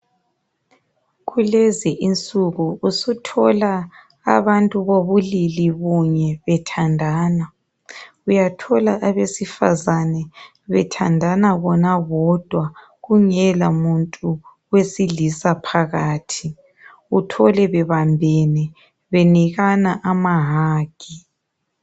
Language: North Ndebele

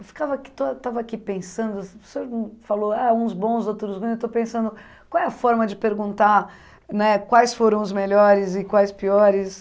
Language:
Portuguese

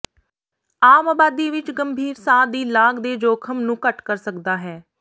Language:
Punjabi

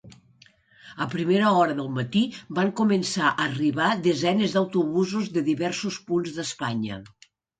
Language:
Catalan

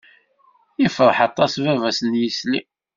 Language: Kabyle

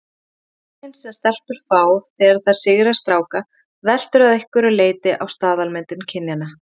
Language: Icelandic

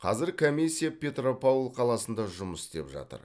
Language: Kazakh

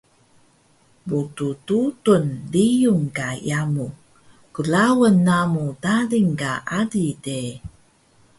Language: Taroko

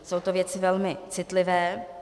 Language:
Czech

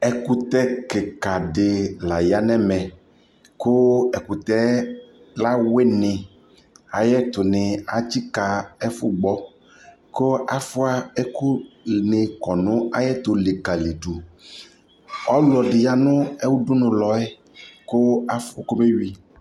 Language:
Ikposo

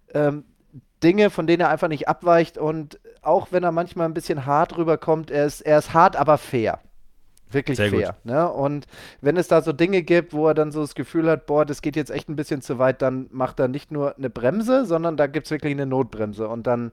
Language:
German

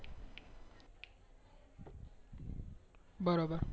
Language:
Gujarati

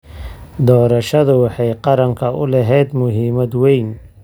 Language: Somali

